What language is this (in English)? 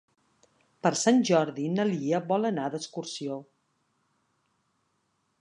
Catalan